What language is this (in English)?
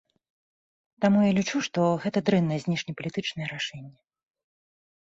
Belarusian